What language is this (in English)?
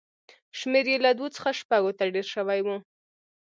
Pashto